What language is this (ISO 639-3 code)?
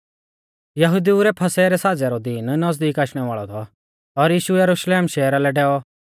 bfz